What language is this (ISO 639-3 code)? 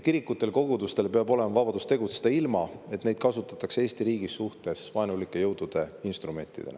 est